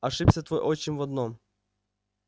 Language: Russian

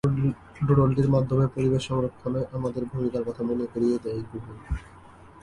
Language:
Bangla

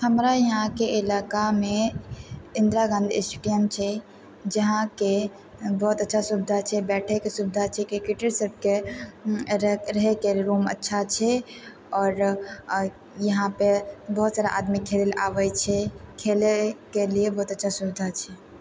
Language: Maithili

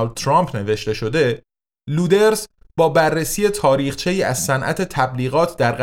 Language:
Persian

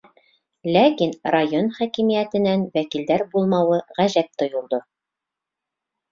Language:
Bashkir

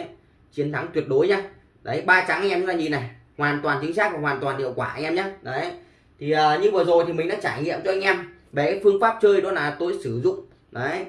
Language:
Vietnamese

